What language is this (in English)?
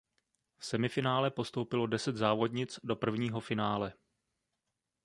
Czech